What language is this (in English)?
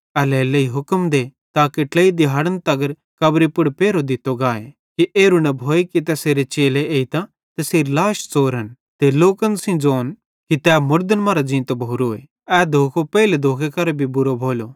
Bhadrawahi